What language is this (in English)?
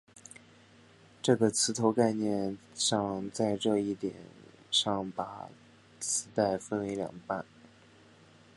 Chinese